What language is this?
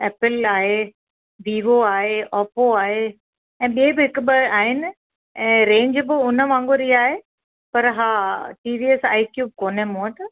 Sindhi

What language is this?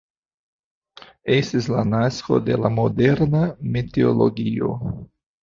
Esperanto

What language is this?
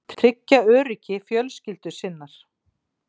Icelandic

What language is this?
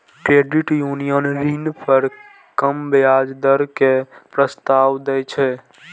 Maithili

